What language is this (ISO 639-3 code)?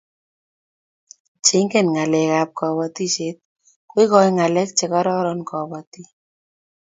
kln